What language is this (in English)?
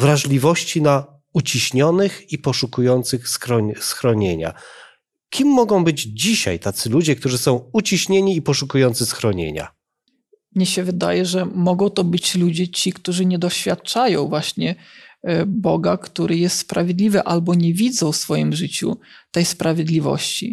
Polish